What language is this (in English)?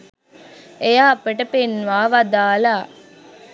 Sinhala